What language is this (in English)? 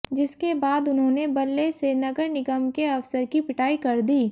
Hindi